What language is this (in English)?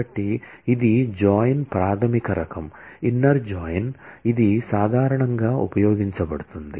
Telugu